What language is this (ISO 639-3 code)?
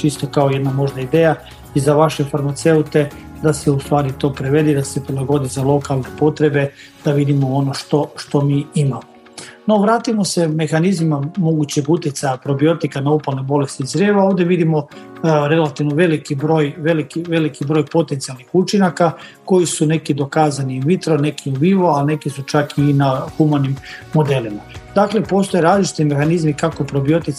hrv